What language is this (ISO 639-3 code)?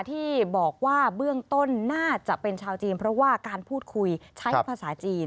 tha